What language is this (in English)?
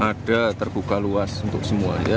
Indonesian